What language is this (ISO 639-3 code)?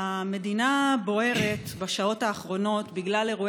heb